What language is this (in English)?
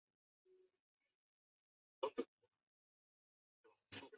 Chinese